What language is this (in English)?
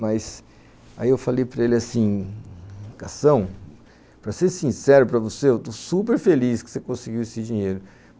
Portuguese